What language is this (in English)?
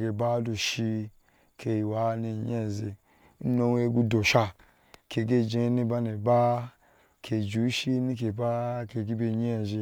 Ashe